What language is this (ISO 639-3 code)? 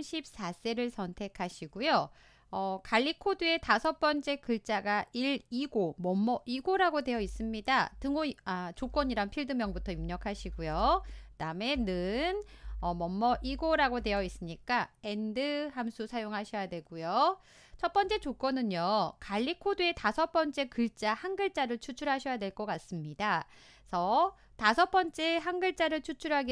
kor